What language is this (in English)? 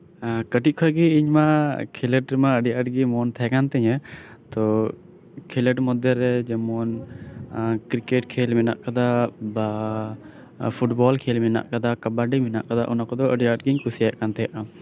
Santali